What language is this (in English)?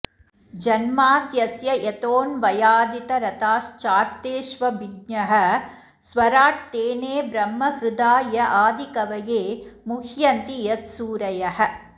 Sanskrit